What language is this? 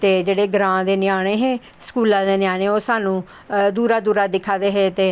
Dogri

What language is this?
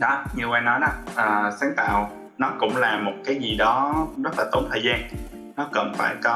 Vietnamese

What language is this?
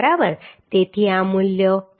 Gujarati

